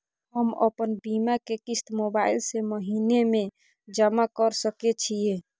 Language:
Maithili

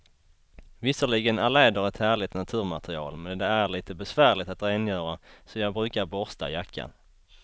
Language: Swedish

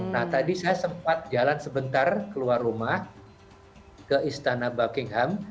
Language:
Indonesian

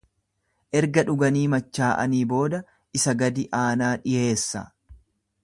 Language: Oromo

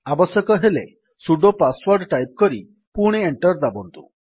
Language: Odia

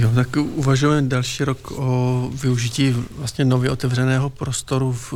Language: Czech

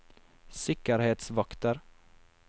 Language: Norwegian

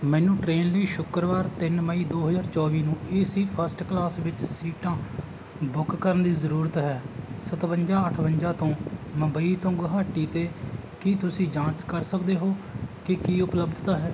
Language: Punjabi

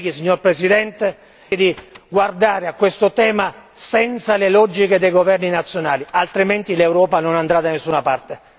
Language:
Italian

